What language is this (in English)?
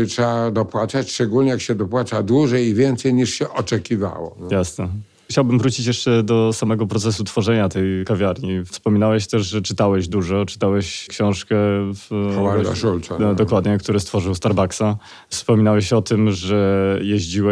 Polish